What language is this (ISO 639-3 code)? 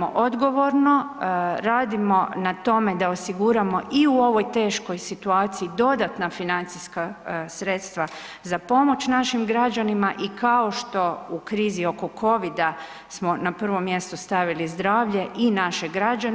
hrv